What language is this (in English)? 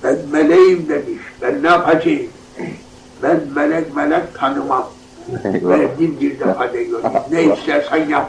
Turkish